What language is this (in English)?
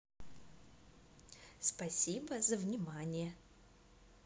Russian